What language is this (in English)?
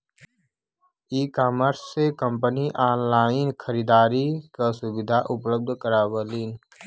Bhojpuri